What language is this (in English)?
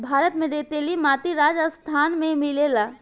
Bhojpuri